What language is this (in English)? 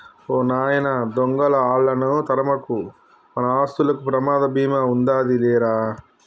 Telugu